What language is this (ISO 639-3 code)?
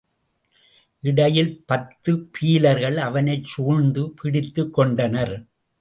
tam